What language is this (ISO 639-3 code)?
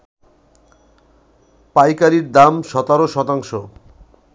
ben